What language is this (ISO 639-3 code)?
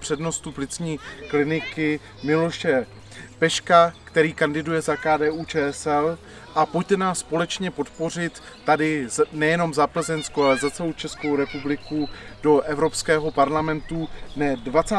ces